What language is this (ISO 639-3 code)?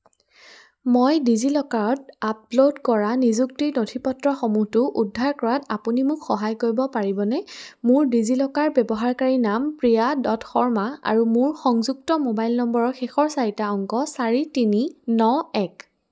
asm